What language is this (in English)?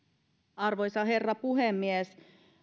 Finnish